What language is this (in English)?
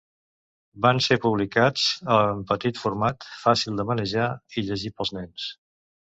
Catalan